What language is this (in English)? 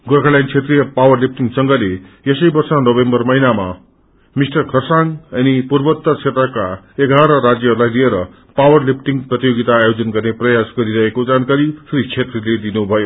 Nepali